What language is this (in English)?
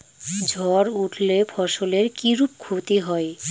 Bangla